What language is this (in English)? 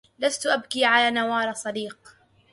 Arabic